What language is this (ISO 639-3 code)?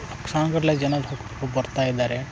kan